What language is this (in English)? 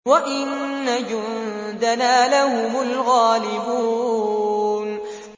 Arabic